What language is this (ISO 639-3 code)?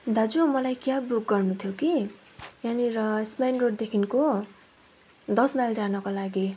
nep